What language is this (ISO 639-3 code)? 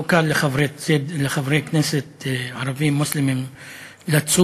heb